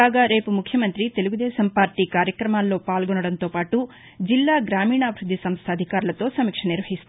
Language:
Telugu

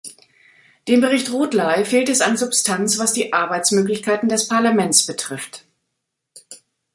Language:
German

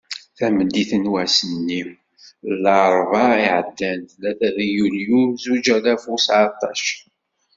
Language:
Kabyle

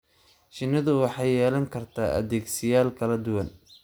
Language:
Somali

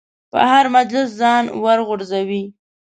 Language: Pashto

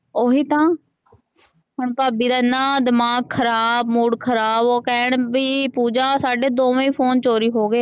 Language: Punjabi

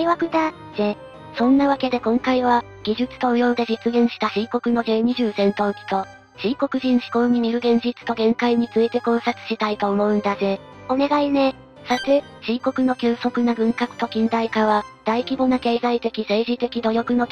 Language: Japanese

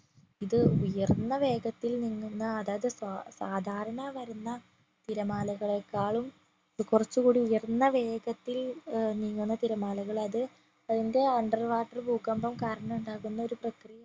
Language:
Malayalam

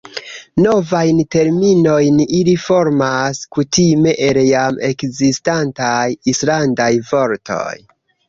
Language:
Esperanto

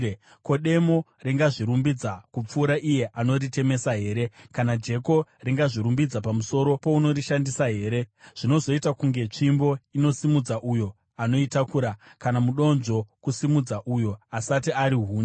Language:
Shona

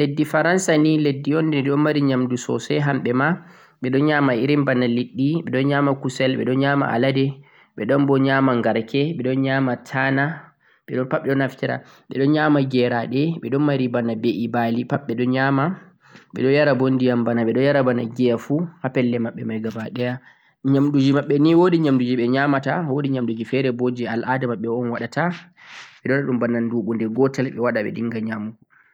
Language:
Central-Eastern Niger Fulfulde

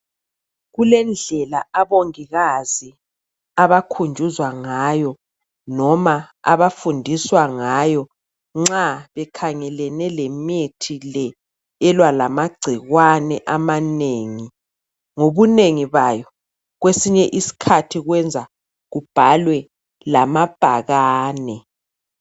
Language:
North Ndebele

